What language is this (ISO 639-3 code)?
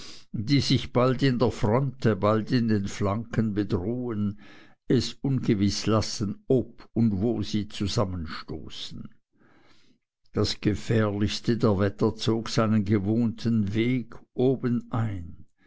deu